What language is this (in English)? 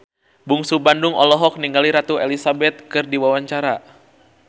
Sundanese